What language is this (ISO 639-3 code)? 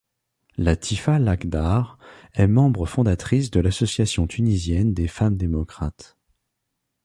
fra